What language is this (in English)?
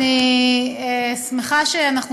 Hebrew